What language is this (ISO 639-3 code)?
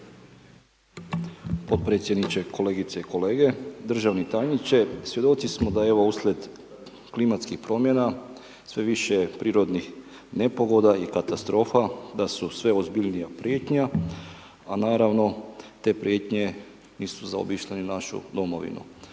hrv